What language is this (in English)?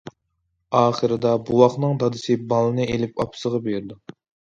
Uyghur